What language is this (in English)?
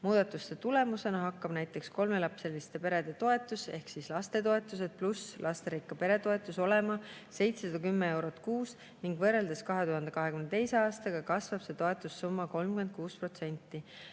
Estonian